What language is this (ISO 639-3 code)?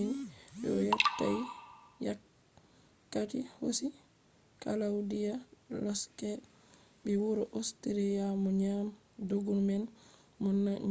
ful